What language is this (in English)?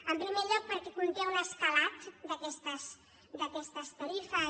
Catalan